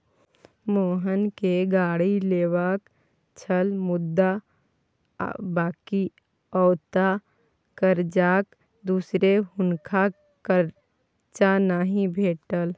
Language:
Maithili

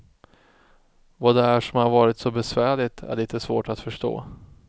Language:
Swedish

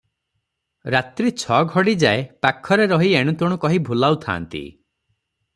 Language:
Odia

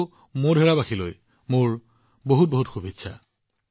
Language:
Assamese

